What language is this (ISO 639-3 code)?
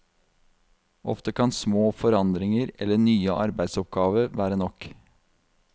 nor